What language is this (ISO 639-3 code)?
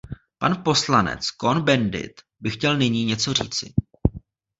ces